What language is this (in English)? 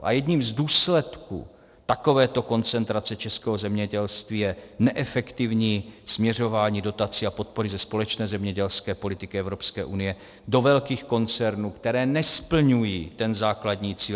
Czech